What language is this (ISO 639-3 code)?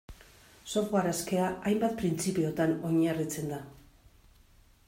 eus